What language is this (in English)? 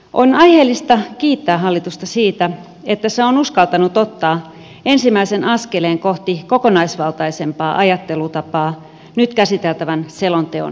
Finnish